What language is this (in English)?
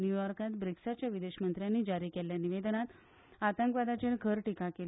Konkani